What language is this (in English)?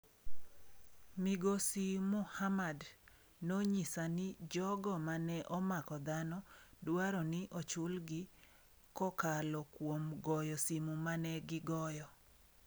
Luo (Kenya and Tanzania)